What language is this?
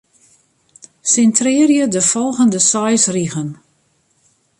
Western Frisian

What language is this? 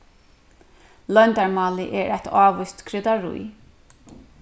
Faroese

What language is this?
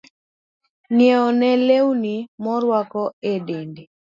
Luo (Kenya and Tanzania)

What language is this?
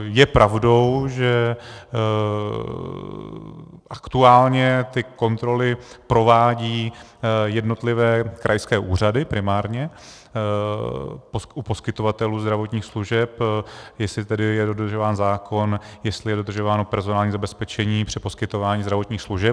Czech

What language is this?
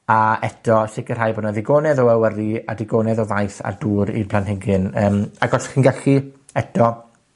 Welsh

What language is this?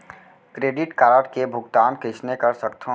Chhattisgarhi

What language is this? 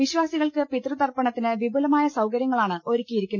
Malayalam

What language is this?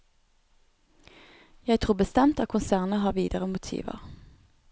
Norwegian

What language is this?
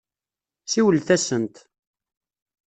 Kabyle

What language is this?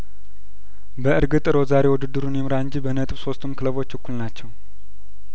Amharic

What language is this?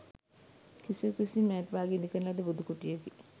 Sinhala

